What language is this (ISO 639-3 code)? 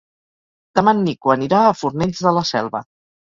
cat